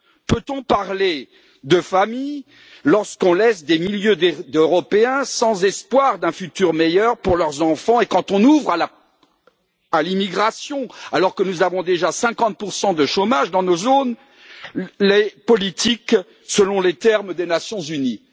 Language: French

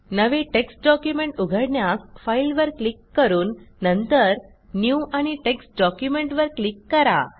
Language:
Marathi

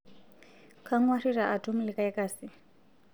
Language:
Masai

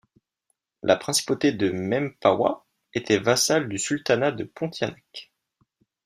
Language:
French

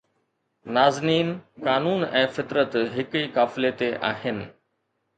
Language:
Sindhi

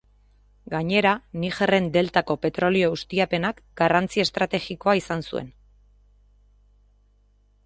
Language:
Basque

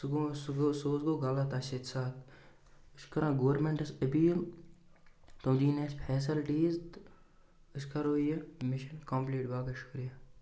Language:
Kashmiri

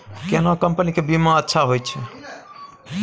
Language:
Maithili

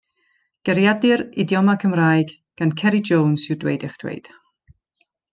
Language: Welsh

